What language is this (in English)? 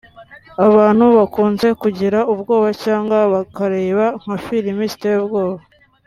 Kinyarwanda